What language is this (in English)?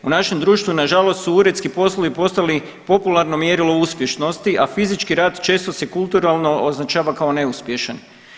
Croatian